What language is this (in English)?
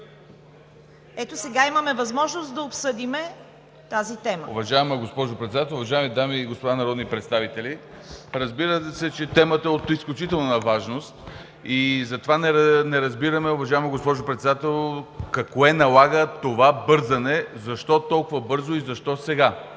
Bulgarian